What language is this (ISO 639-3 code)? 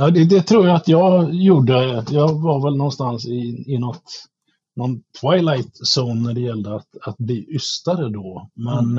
swe